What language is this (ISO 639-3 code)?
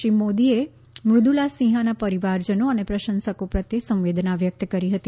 guj